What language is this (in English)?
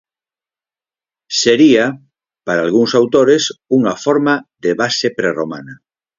Galician